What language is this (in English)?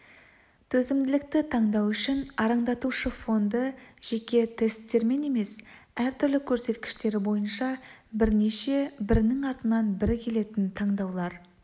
Kazakh